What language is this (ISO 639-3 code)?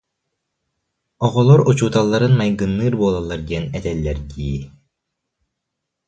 sah